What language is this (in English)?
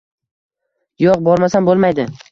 Uzbek